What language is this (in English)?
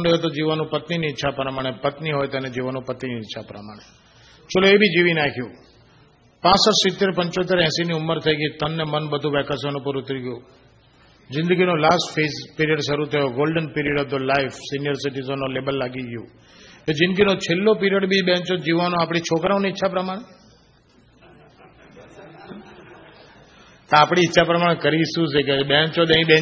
Gujarati